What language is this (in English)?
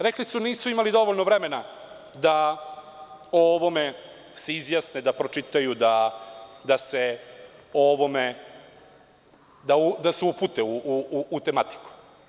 Serbian